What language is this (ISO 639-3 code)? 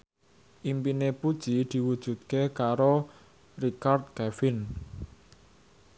jav